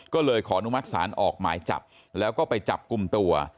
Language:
Thai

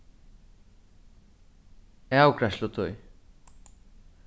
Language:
Faroese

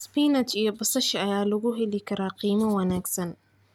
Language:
Somali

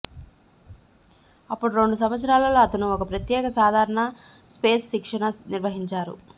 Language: Telugu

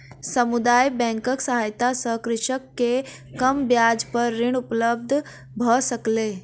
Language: Maithili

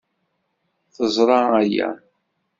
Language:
Kabyle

